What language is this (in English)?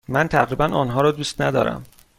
Persian